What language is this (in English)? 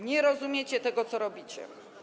Polish